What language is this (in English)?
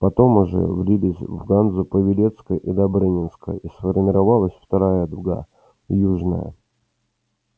Russian